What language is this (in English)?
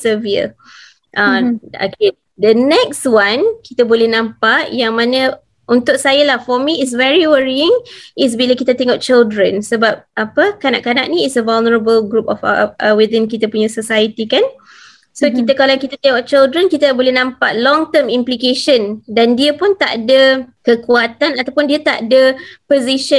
Malay